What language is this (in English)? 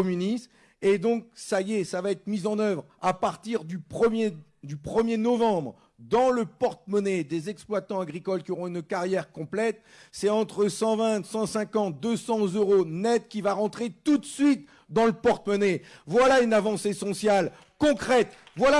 French